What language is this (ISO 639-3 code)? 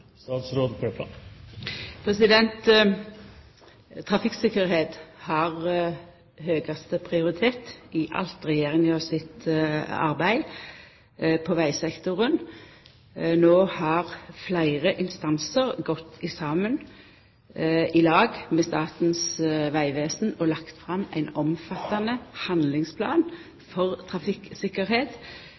nno